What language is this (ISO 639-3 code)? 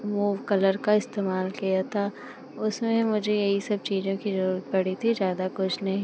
hin